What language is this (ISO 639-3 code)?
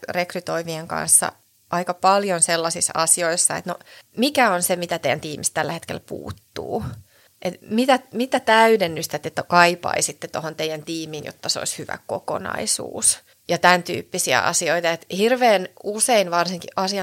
fin